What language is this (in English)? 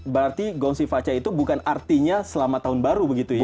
Indonesian